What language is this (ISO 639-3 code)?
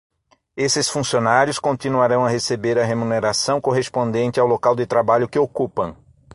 por